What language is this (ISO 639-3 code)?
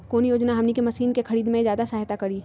mag